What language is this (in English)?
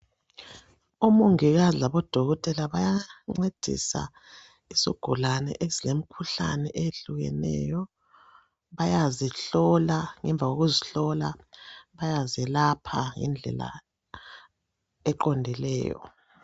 North Ndebele